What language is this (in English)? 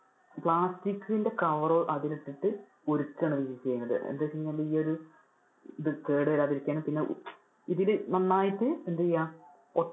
Malayalam